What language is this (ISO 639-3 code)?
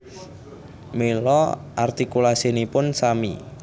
jav